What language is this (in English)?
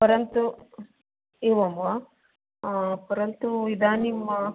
Sanskrit